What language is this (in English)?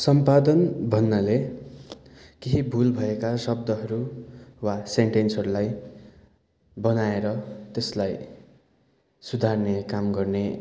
Nepali